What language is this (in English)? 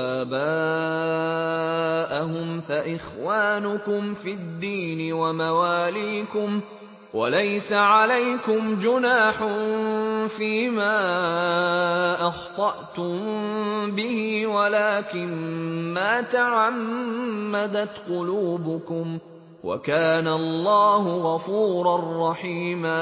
Arabic